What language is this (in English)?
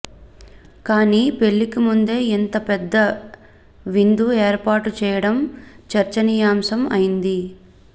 Telugu